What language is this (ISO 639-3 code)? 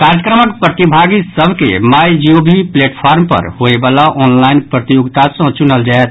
mai